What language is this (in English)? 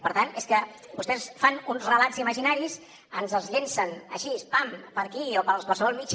Catalan